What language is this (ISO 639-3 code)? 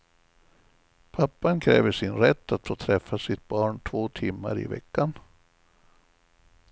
swe